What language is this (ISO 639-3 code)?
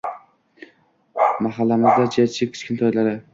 uzb